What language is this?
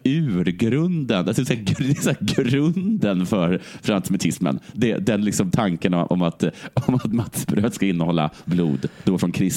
Swedish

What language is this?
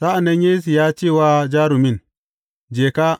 Hausa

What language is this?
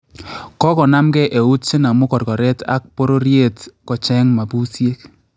Kalenjin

